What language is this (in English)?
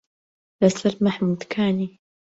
Central Kurdish